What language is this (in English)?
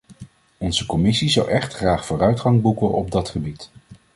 Dutch